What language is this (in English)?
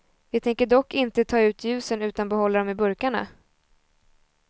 Swedish